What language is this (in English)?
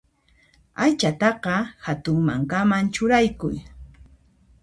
Puno Quechua